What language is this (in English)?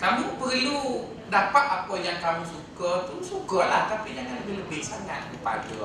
Malay